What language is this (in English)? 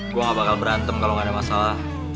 Indonesian